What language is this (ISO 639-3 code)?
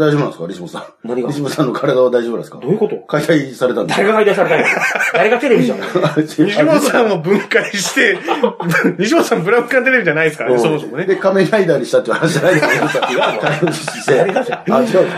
jpn